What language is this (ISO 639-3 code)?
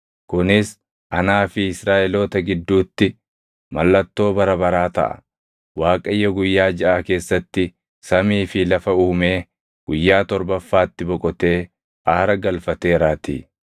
orm